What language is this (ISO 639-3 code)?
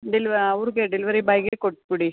kan